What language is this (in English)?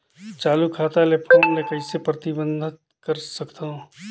Chhattisgarhi